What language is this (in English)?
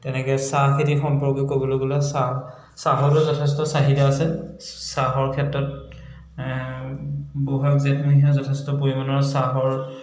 Assamese